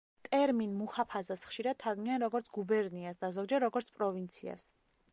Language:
Georgian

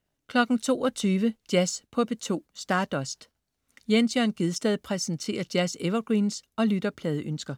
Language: Danish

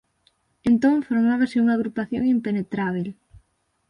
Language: Galician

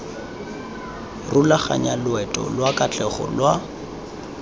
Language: Tswana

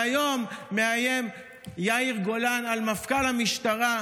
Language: Hebrew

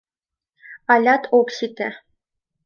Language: Mari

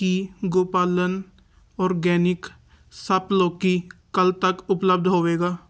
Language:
Punjabi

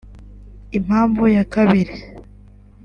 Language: Kinyarwanda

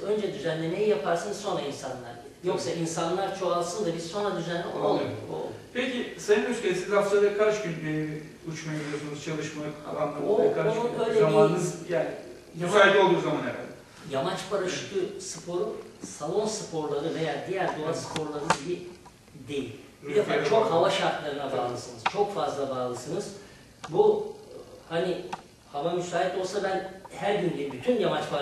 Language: Turkish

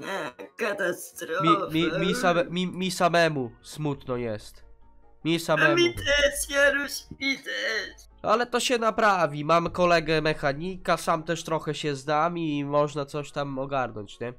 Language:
Polish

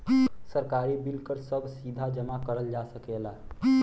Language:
Bhojpuri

